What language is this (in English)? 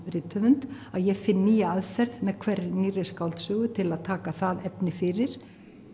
Icelandic